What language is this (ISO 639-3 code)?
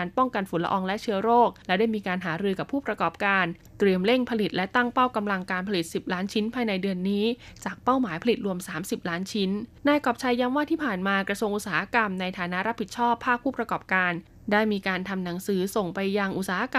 tha